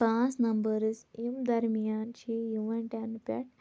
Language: Kashmiri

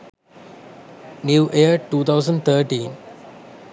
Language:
Sinhala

